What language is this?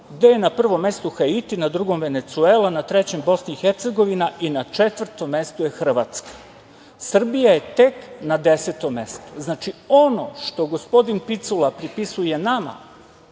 Serbian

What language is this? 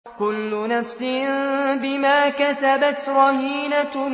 Arabic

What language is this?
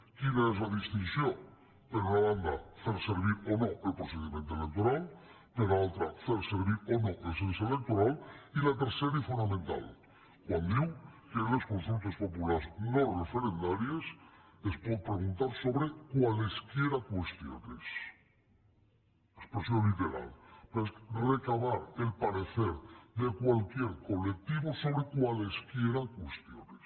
Catalan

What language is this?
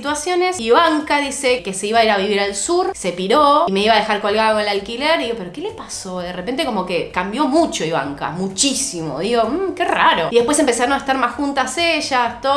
Spanish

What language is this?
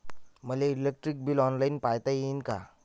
Marathi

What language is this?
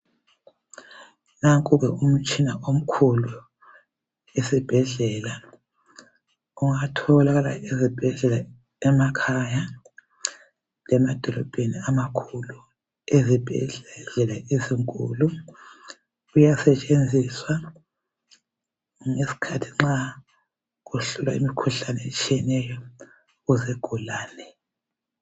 North Ndebele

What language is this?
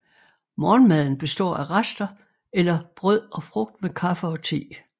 Danish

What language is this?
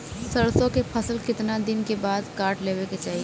Bhojpuri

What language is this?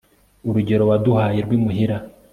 Kinyarwanda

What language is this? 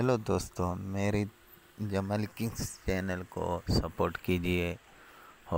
Polish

